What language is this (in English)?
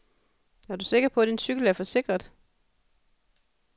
Danish